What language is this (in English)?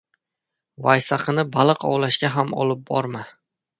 Uzbek